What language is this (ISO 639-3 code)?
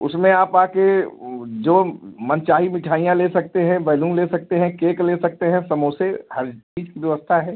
hin